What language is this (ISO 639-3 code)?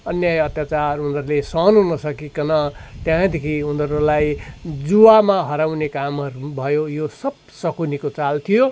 nep